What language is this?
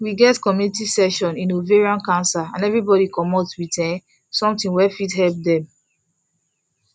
Nigerian Pidgin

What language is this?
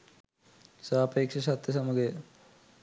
Sinhala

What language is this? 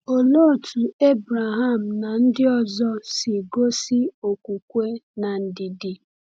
Igbo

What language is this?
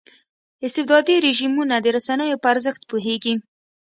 Pashto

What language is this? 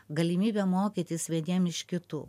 Lithuanian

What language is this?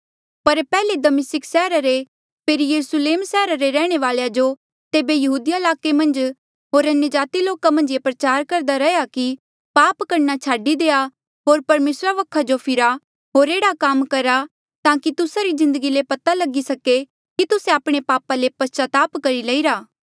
Mandeali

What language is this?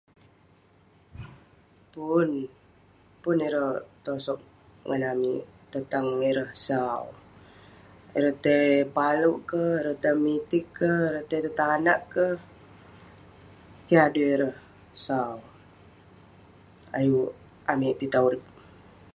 Western Penan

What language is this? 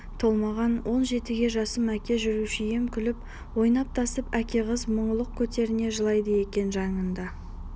Kazakh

